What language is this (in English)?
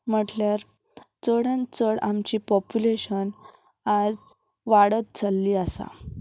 Konkani